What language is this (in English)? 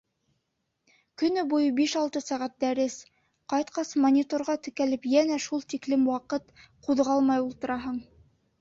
Bashkir